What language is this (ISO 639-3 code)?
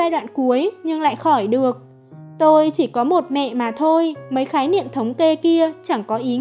vie